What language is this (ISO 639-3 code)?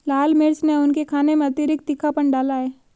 hin